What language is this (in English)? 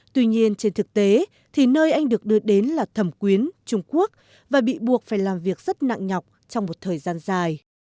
Vietnamese